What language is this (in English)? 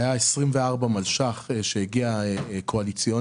Hebrew